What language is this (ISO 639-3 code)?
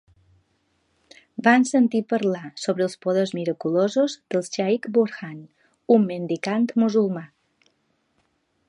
cat